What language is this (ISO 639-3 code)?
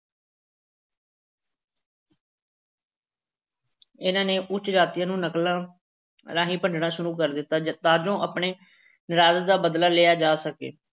pan